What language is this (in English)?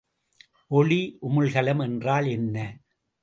Tamil